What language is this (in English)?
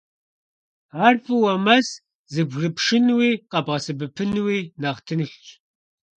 Kabardian